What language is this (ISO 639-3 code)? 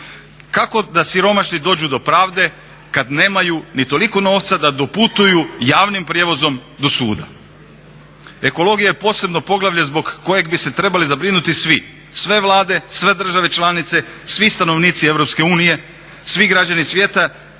hrv